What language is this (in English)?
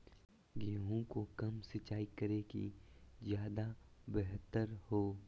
Magahi